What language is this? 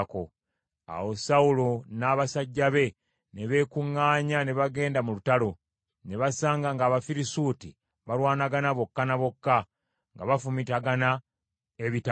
Ganda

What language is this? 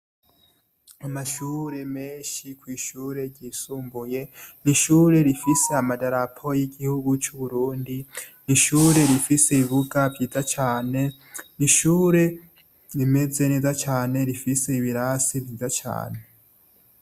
Rundi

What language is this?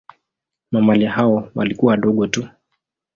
Swahili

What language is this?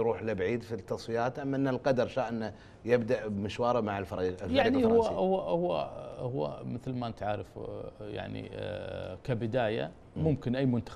Arabic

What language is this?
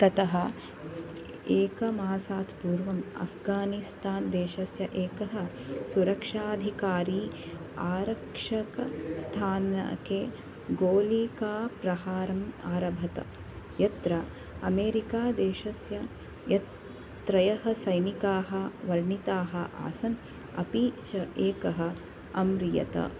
Sanskrit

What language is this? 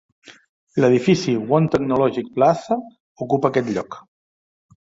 Catalan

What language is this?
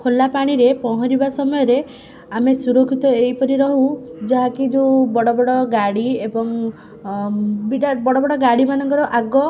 Odia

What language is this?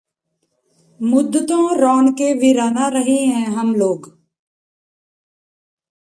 Punjabi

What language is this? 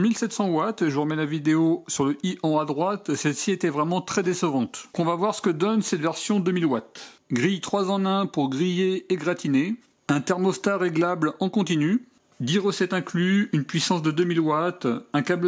French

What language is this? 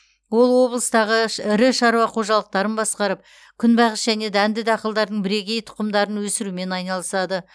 Kazakh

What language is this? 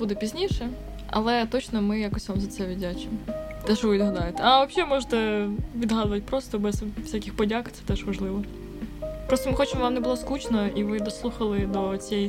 Ukrainian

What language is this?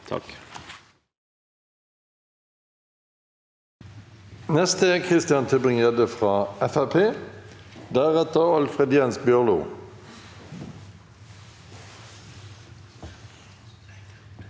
Norwegian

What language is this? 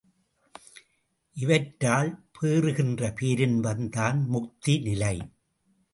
Tamil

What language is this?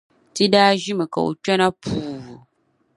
Dagbani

